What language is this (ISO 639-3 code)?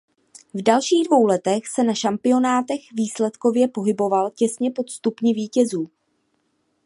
ces